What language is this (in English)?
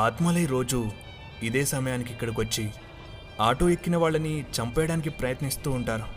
Telugu